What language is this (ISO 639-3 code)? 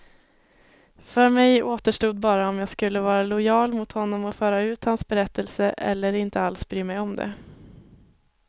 swe